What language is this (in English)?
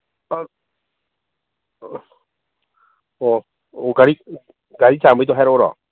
Manipuri